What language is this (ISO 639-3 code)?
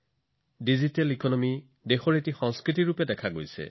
asm